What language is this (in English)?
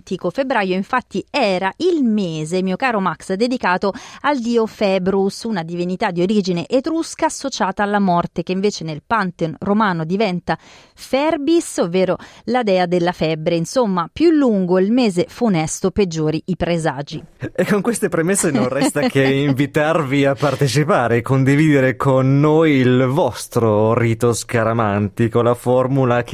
Italian